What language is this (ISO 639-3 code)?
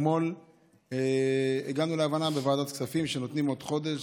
heb